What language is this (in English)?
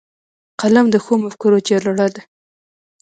Pashto